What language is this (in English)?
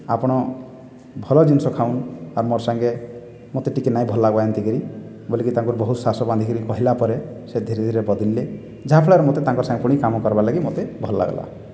Odia